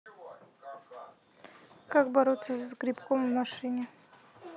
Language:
Russian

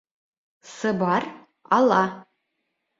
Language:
Bashkir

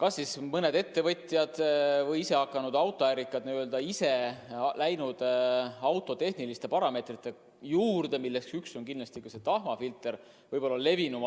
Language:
Estonian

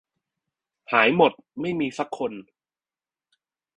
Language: Thai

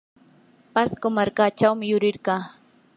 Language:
Yanahuanca Pasco Quechua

